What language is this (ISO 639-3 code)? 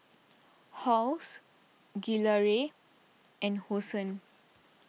eng